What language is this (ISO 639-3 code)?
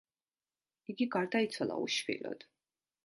kat